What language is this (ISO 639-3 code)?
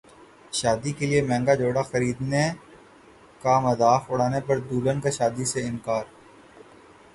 urd